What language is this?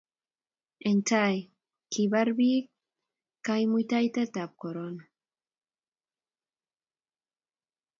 Kalenjin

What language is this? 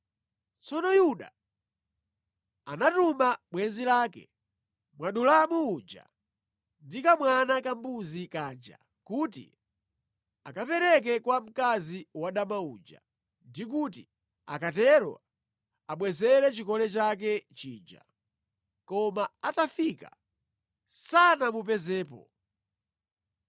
Nyanja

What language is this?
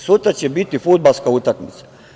Serbian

